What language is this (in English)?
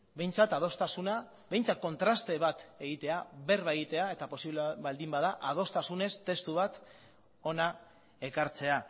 Basque